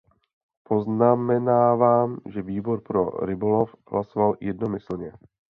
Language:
Czech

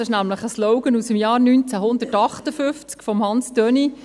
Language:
Swiss German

